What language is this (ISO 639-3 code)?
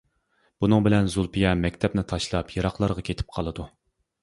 uig